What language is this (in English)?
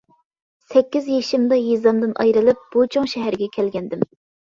Uyghur